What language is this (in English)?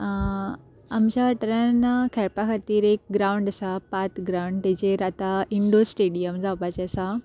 Konkani